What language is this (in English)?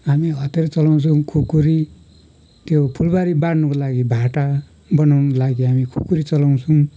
Nepali